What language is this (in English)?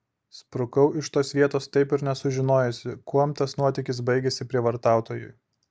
Lithuanian